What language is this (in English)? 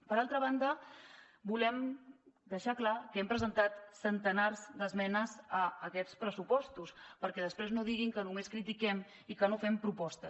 Catalan